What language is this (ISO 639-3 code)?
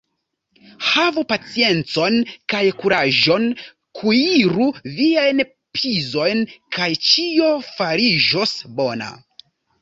epo